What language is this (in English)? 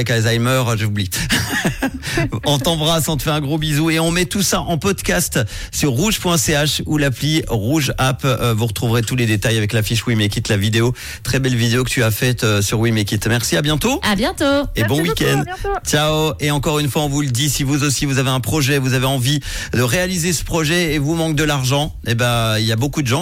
French